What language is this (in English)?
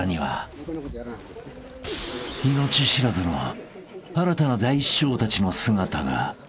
Japanese